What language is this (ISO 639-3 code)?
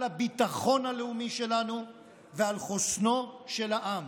heb